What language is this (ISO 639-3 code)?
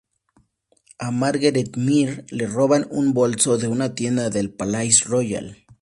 spa